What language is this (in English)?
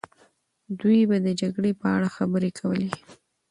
Pashto